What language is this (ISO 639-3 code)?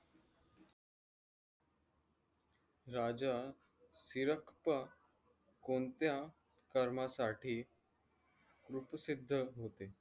mar